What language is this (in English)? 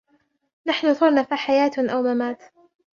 Arabic